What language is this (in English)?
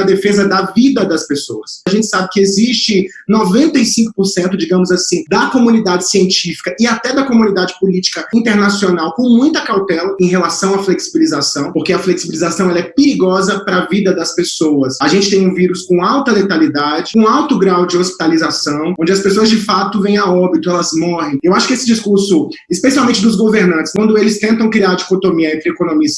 Portuguese